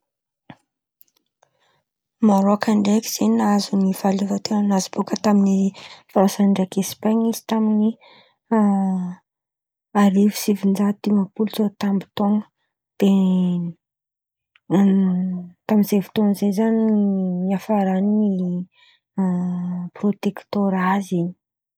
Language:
Antankarana Malagasy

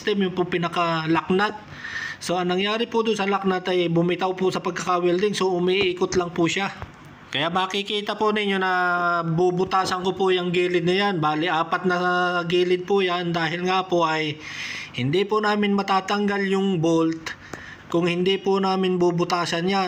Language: Filipino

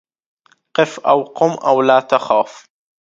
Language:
Arabic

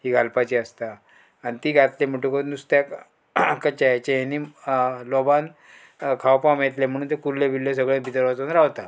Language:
Konkani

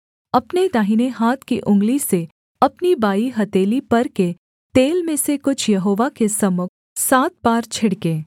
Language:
Hindi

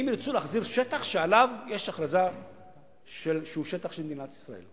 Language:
Hebrew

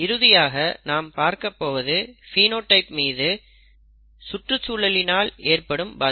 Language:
Tamil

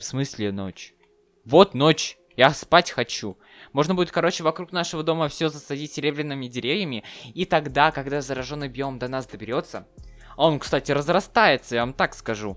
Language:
Russian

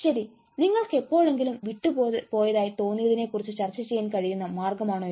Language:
Malayalam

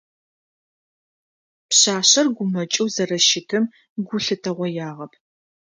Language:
Adyghe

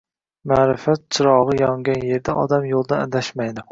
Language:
Uzbek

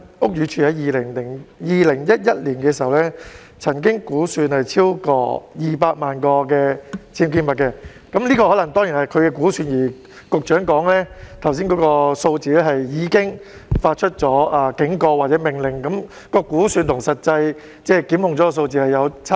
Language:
Cantonese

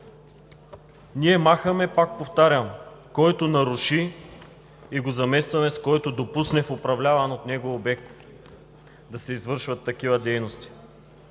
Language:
Bulgarian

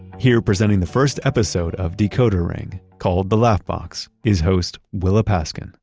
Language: English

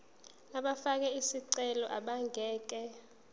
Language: Zulu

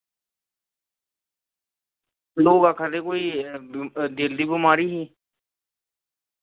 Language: Dogri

